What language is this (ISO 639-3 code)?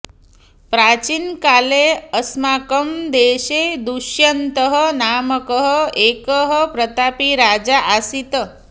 san